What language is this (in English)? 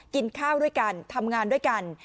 Thai